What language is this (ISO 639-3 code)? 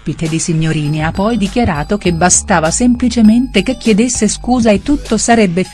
ita